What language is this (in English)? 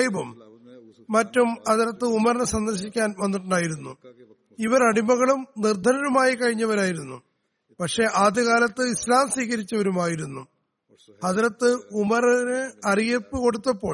Malayalam